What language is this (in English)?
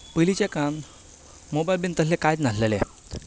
Konkani